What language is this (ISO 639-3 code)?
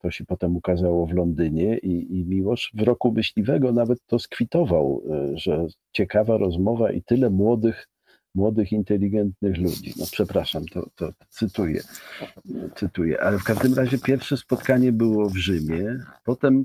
pol